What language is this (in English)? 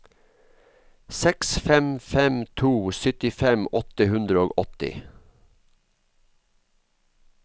Norwegian